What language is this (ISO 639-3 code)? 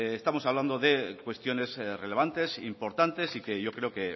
spa